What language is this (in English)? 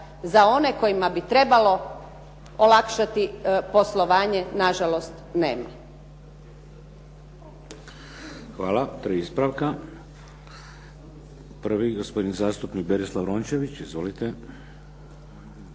Croatian